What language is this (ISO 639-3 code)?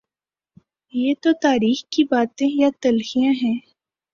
urd